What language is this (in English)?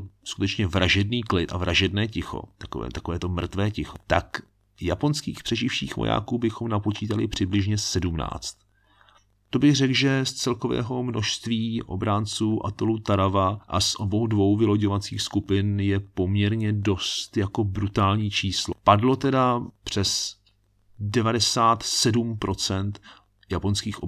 Czech